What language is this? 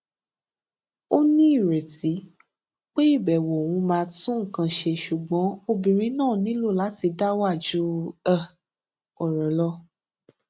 Yoruba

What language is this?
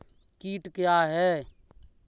Hindi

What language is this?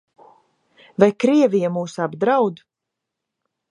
Latvian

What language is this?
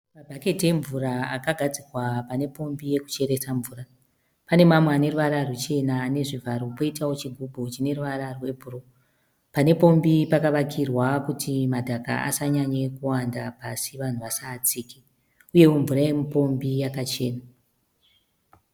Shona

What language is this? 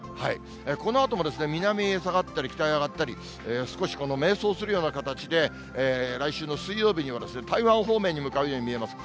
Japanese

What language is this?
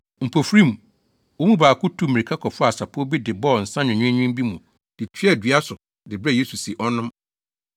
Akan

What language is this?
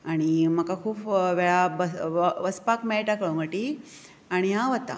Konkani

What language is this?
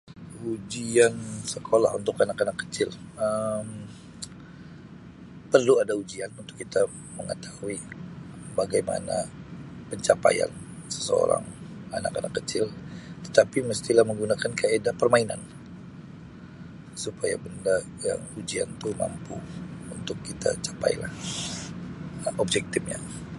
Sabah Malay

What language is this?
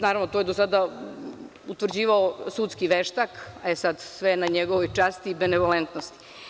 Serbian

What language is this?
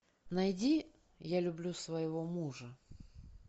Russian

